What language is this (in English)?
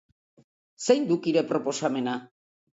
Basque